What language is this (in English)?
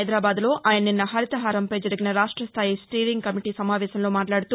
Telugu